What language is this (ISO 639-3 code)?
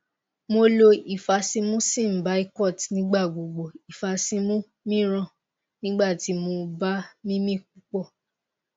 yor